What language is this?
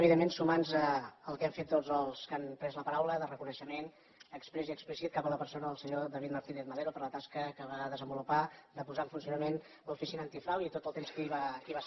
Catalan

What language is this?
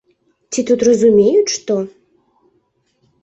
Belarusian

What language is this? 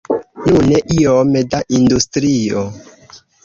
Esperanto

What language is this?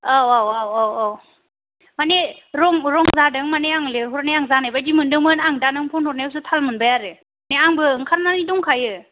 Bodo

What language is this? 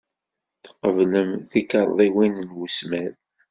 Kabyle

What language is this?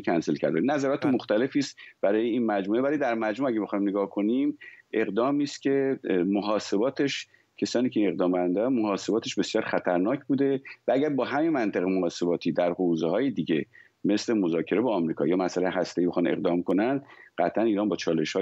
Persian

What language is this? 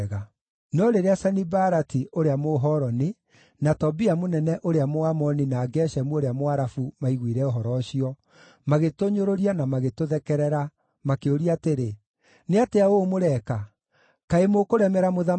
Kikuyu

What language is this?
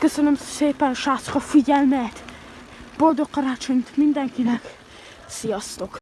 Hungarian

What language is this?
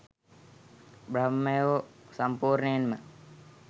Sinhala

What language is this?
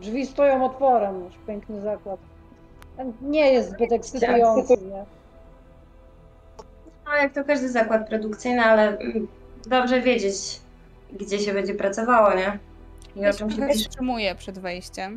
Polish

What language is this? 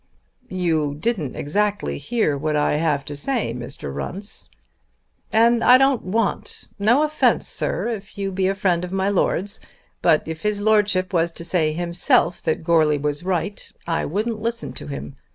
English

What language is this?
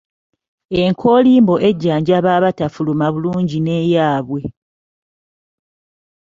Ganda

